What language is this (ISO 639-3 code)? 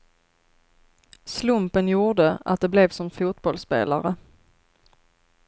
swe